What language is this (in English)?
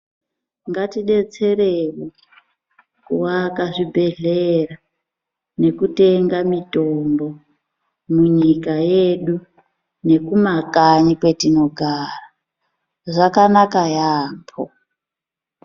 Ndau